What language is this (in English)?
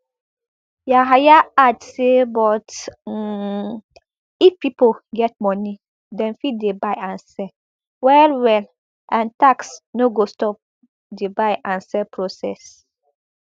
Nigerian Pidgin